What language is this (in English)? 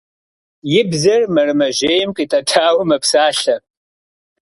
Kabardian